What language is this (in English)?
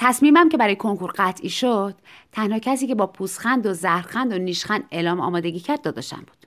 Persian